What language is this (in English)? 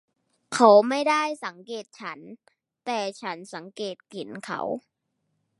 Thai